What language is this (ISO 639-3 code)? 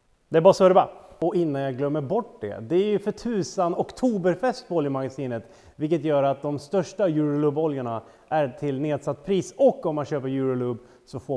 swe